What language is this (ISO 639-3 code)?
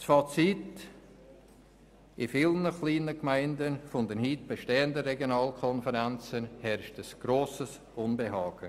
gsw